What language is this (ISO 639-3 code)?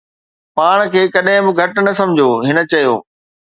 snd